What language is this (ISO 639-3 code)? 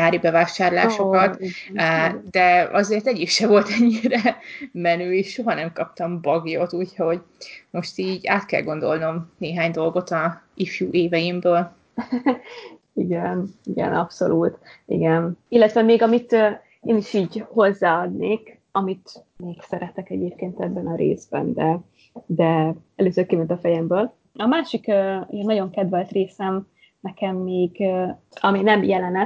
hun